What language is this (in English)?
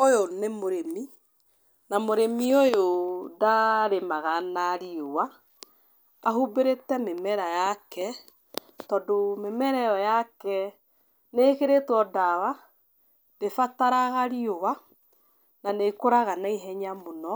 Kikuyu